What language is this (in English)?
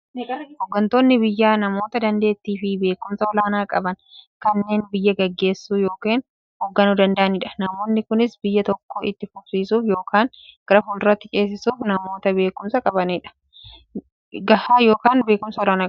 Oromo